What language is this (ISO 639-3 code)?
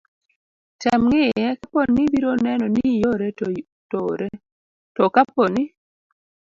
luo